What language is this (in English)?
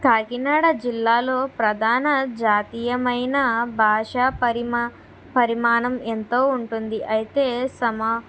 Telugu